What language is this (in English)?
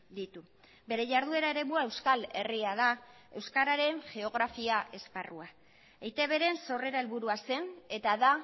Basque